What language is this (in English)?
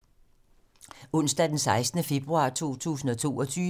Danish